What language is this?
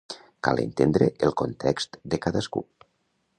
Catalan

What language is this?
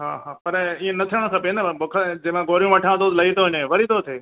Sindhi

